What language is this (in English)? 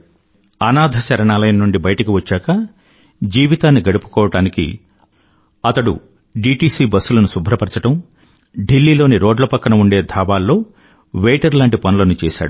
Telugu